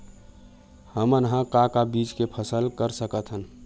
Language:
Chhattisgarhi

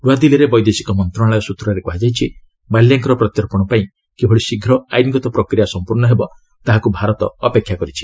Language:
Odia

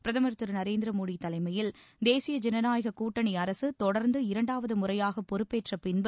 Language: Tamil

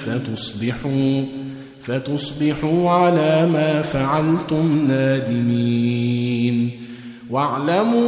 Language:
Arabic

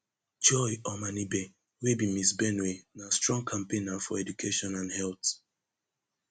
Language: Nigerian Pidgin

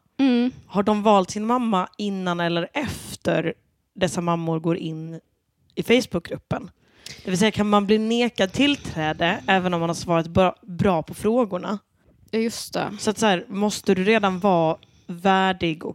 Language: Swedish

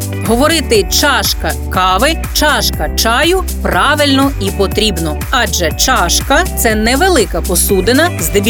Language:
Ukrainian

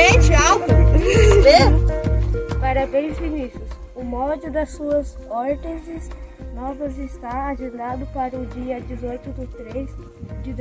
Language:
Portuguese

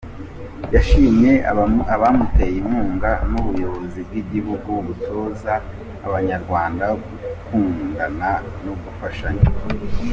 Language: Kinyarwanda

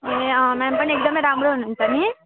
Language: Nepali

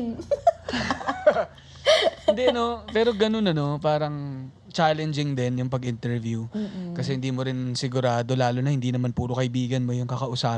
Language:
Filipino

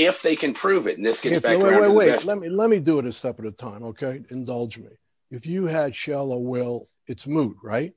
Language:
English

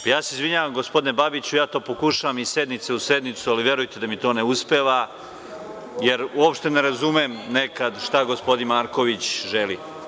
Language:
Serbian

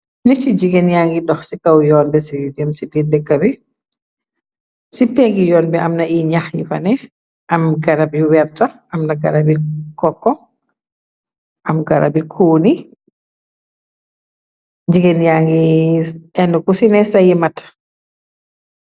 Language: Wolof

